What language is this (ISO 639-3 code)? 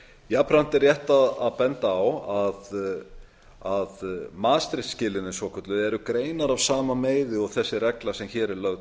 isl